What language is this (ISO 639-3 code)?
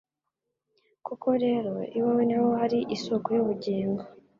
kin